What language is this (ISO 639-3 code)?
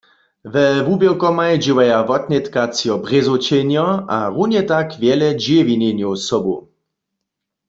hsb